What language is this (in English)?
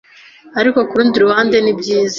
Kinyarwanda